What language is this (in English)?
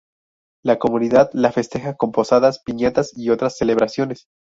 Spanish